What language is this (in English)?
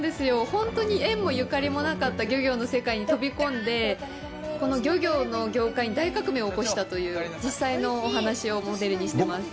Japanese